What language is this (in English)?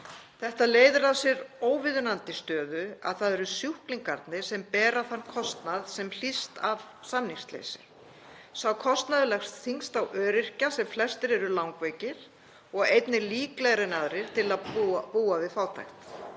Icelandic